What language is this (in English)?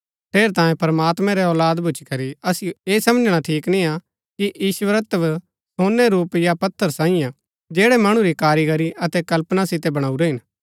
Gaddi